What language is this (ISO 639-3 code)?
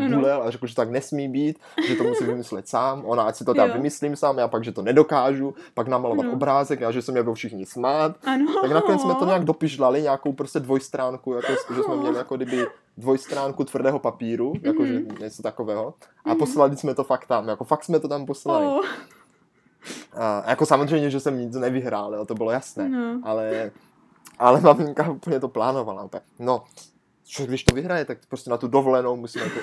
ces